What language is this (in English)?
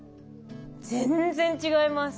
Japanese